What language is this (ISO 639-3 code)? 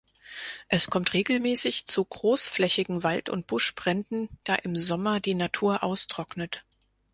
deu